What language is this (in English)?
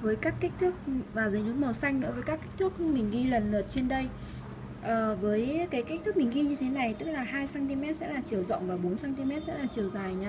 Vietnamese